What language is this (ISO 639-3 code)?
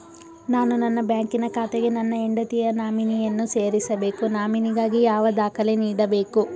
kan